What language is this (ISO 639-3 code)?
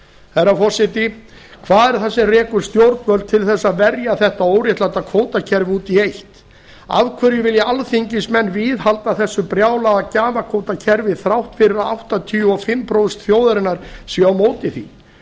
isl